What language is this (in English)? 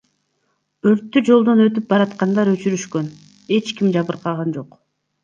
Kyrgyz